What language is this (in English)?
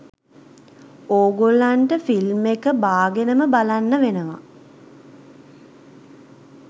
Sinhala